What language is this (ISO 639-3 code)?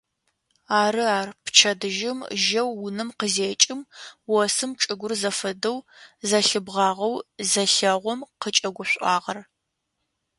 ady